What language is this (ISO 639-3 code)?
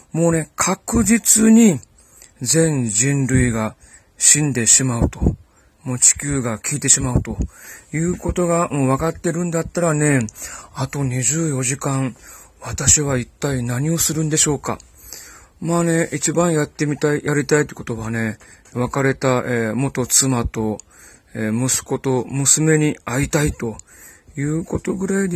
jpn